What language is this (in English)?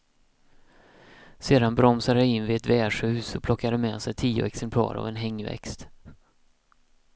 Swedish